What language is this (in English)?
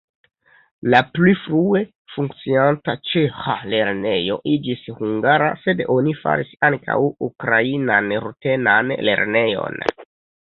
Esperanto